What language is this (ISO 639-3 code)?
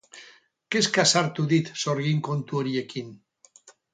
eus